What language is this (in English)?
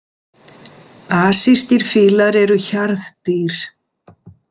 Icelandic